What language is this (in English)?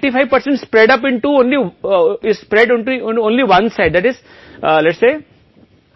Hindi